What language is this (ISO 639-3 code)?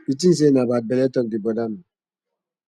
pcm